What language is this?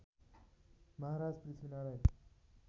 Nepali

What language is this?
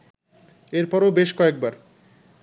Bangla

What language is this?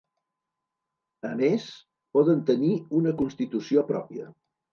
Catalan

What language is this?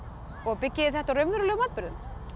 Icelandic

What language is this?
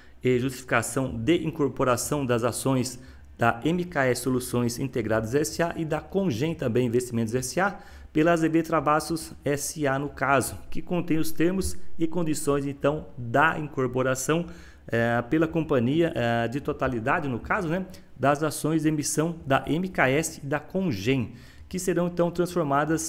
Portuguese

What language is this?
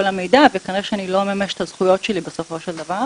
Hebrew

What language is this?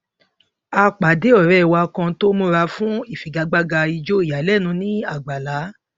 Yoruba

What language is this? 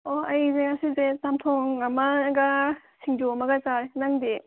Manipuri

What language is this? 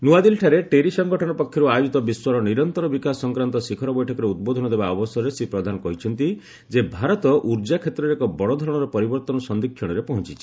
Odia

